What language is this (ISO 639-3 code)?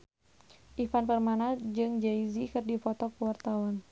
sun